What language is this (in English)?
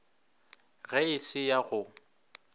Northern Sotho